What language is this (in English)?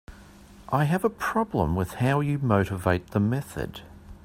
English